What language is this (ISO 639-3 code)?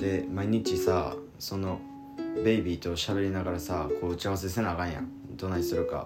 jpn